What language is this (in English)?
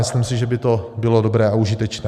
Czech